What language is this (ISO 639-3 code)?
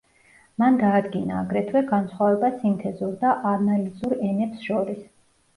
kat